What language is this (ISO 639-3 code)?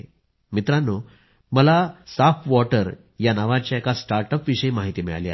mar